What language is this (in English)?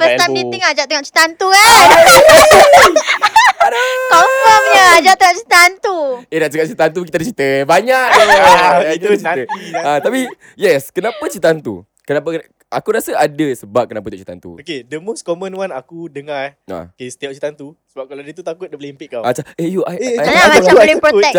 Malay